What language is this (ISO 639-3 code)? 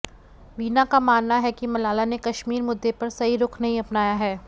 hin